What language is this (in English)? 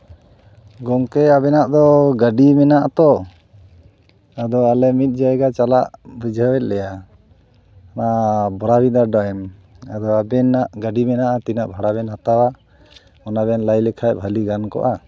Santali